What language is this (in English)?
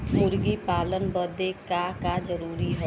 Bhojpuri